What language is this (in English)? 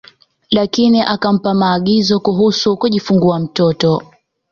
Swahili